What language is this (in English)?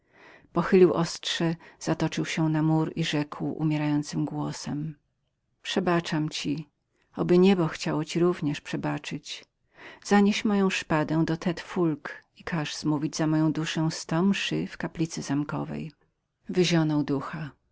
Polish